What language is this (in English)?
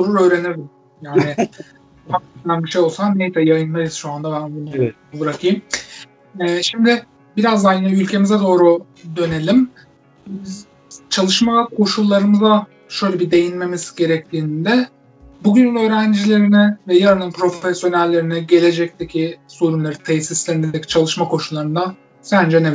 Turkish